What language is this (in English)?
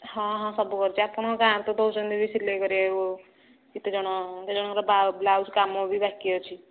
Odia